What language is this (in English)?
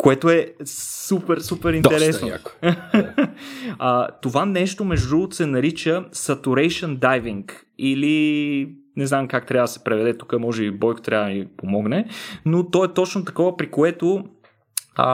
Bulgarian